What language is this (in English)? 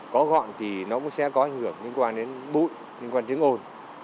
Vietnamese